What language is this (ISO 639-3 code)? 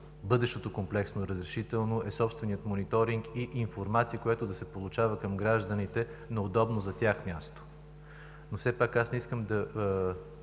bul